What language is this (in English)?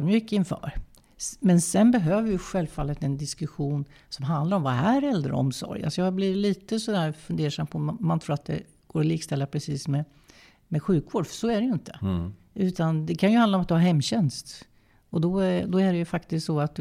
Swedish